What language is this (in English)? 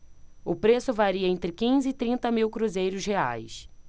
Portuguese